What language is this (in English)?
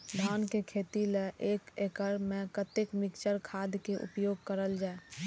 Maithili